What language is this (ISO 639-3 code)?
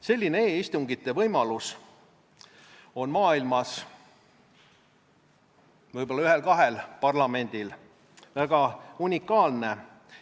est